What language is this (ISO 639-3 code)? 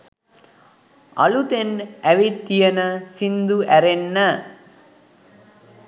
sin